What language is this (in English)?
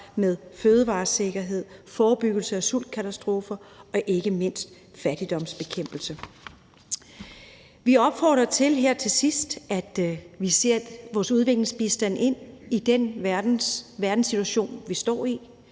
Danish